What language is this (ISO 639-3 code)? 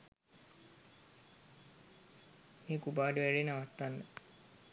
sin